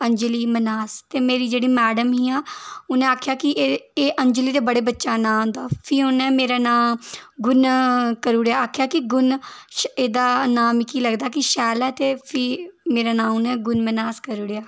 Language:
Dogri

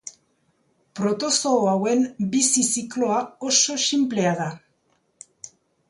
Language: Basque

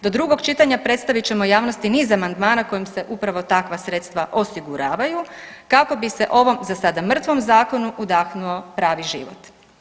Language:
Croatian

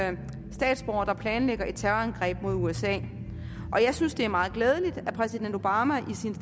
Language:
Danish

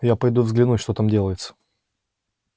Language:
Russian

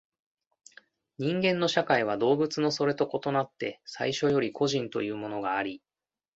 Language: Japanese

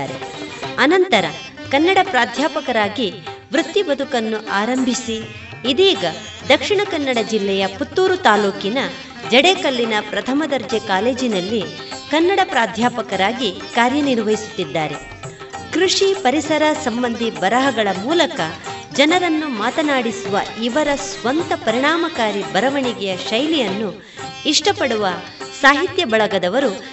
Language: Kannada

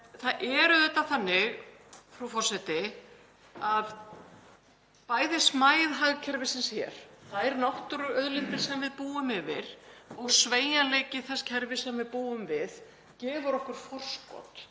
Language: Icelandic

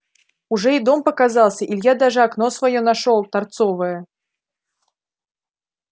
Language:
Russian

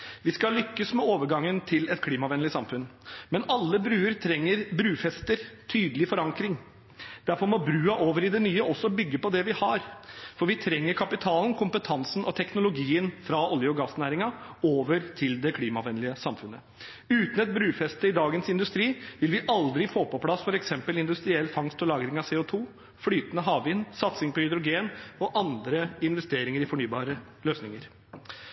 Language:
Norwegian Bokmål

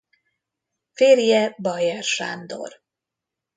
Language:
Hungarian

